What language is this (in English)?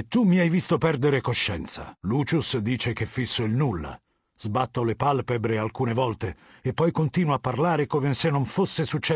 Italian